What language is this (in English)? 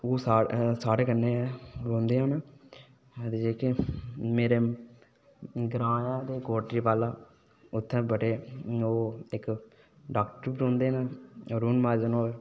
Dogri